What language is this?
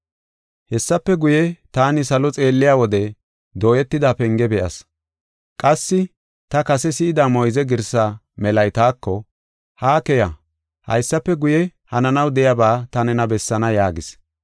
Gofa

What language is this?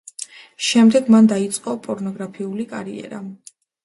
Georgian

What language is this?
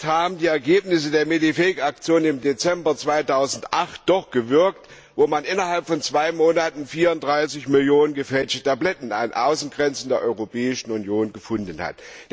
German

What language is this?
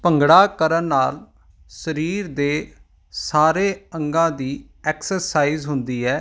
Punjabi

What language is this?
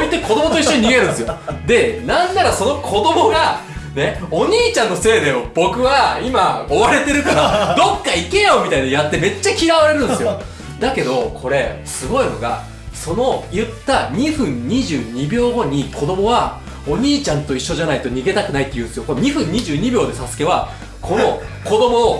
Japanese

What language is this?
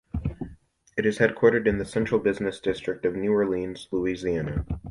English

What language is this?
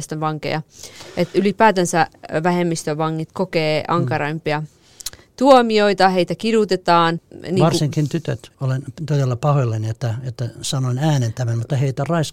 Finnish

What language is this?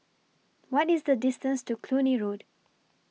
English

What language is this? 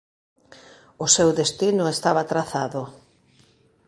Galician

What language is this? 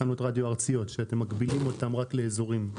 Hebrew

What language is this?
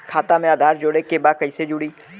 Bhojpuri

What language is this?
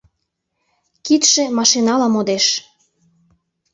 Mari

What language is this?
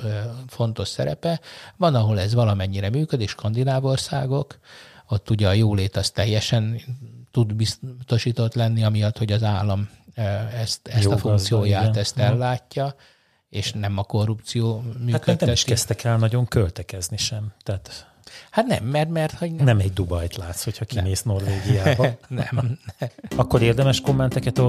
Hungarian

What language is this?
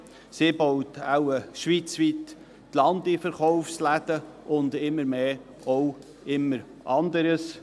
Swiss German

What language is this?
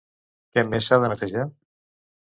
Catalan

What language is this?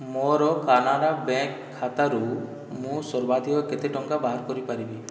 Odia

